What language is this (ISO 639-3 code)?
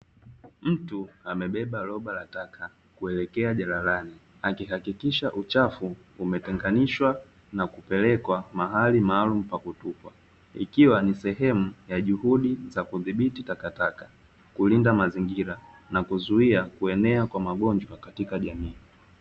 swa